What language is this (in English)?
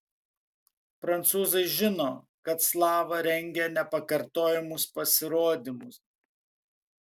Lithuanian